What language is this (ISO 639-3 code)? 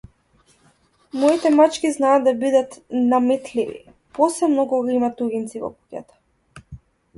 mkd